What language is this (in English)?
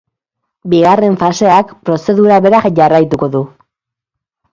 Basque